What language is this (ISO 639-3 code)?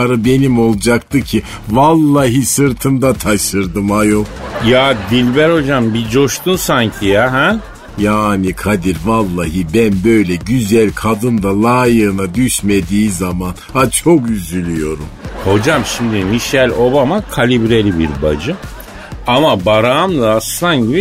tur